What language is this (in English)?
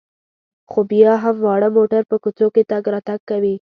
Pashto